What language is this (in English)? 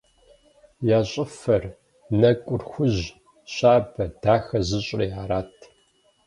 Kabardian